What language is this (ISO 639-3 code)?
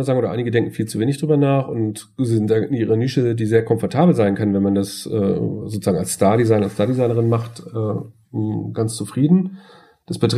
deu